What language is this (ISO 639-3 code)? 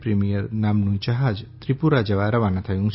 guj